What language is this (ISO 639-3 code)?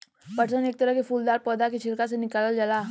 bho